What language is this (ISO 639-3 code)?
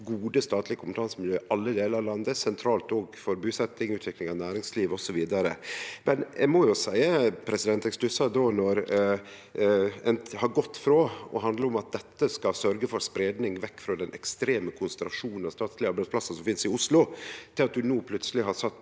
nor